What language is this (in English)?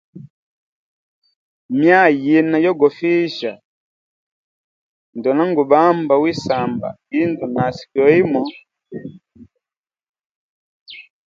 Hemba